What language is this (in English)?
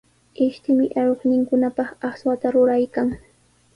Sihuas Ancash Quechua